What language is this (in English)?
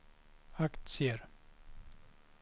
Swedish